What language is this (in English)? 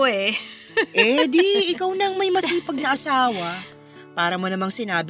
Filipino